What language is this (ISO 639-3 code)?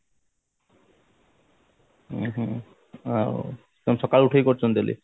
ori